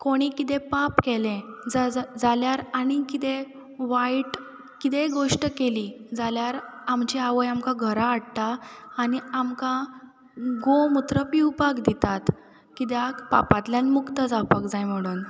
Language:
Konkani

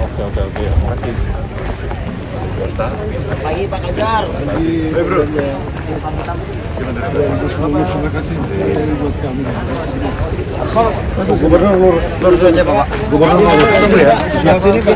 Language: Indonesian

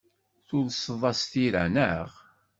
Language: Kabyle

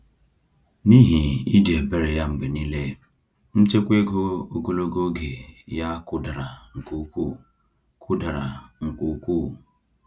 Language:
Igbo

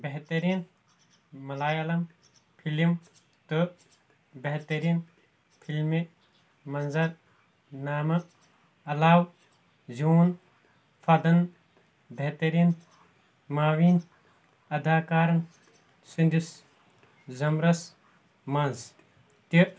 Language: Kashmiri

